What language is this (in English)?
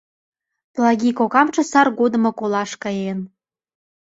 Mari